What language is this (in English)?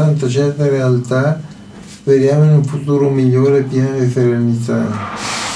Italian